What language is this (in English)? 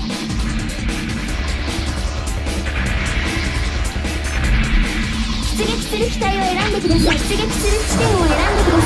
Japanese